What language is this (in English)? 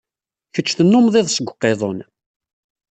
Kabyle